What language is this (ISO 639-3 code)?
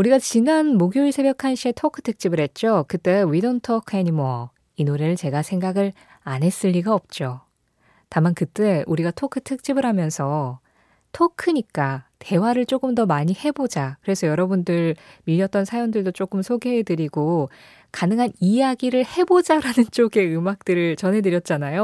kor